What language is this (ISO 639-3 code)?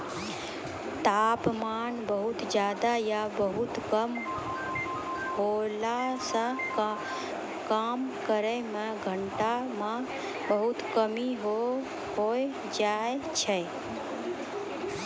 mai